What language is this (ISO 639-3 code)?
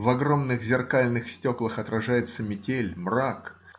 rus